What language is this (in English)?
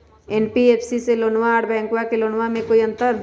Magahi